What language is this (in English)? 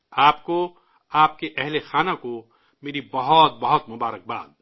Urdu